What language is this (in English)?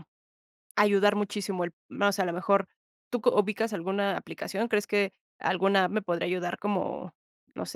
Spanish